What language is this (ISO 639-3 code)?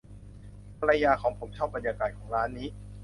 tha